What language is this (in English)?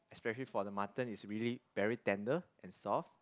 English